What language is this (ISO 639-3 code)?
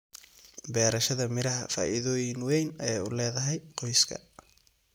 som